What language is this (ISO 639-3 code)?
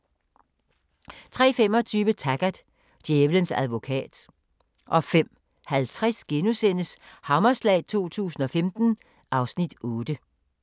dan